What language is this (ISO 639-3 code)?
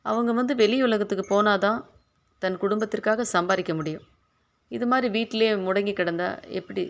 tam